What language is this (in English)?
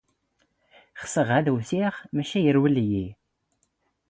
Standard Moroccan Tamazight